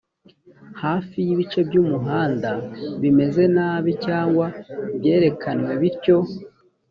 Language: Kinyarwanda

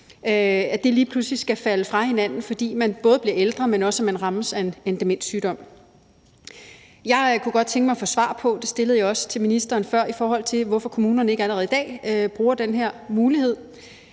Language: Danish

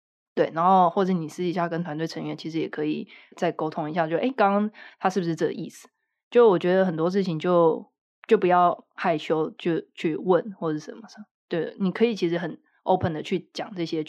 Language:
Chinese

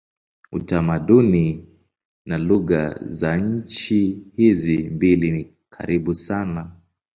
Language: Swahili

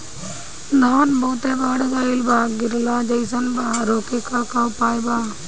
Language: Bhojpuri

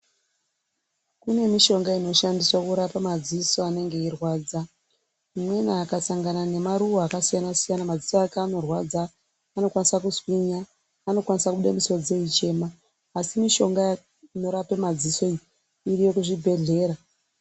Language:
Ndau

